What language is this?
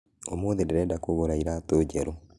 Kikuyu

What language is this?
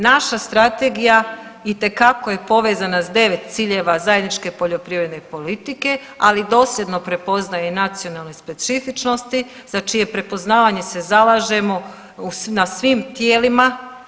Croatian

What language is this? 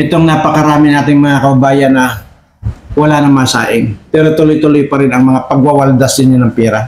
Filipino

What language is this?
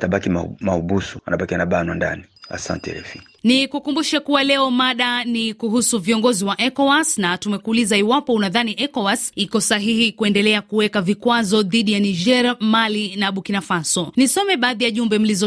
Swahili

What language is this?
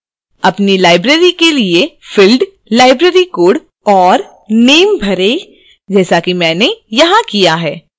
Hindi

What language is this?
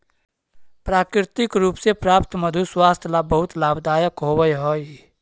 Magahi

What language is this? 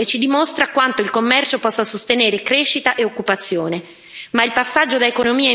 Italian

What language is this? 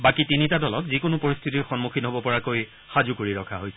Assamese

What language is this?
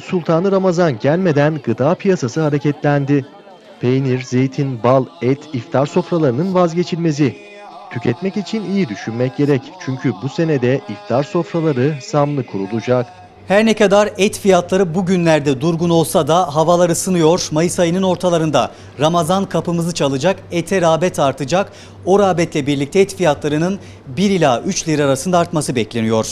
Turkish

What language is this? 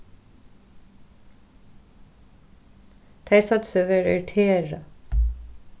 Faroese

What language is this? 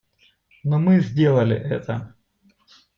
Russian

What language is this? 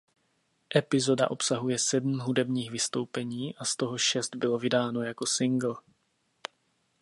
Czech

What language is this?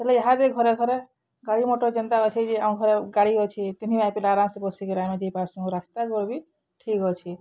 Odia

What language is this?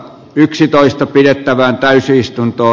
Finnish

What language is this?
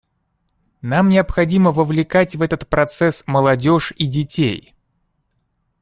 Russian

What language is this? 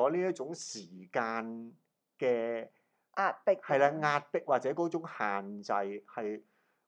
Chinese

